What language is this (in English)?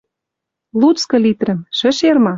Western Mari